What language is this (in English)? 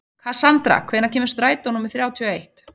Icelandic